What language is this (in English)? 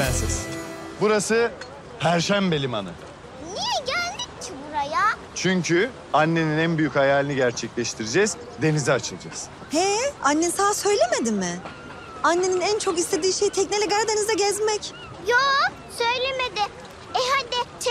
Turkish